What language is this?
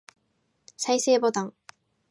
Japanese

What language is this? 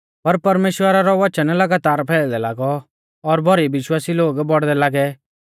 Mahasu Pahari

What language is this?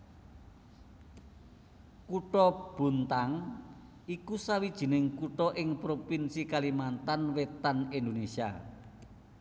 Javanese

